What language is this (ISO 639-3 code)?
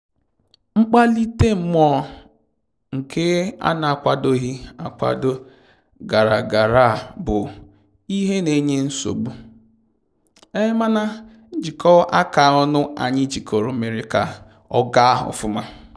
ibo